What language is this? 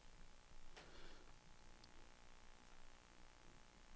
Danish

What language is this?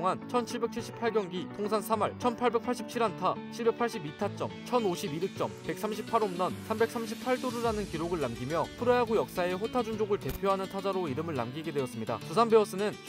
Korean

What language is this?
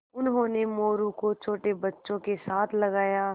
Hindi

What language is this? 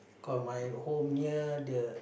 English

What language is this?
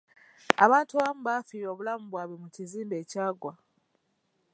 Ganda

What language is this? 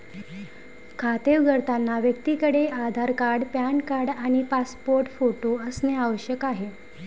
Marathi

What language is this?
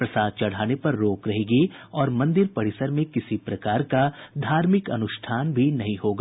Hindi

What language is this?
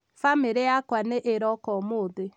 Kikuyu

